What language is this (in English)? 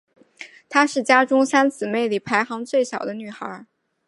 Chinese